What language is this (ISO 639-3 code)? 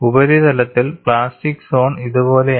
mal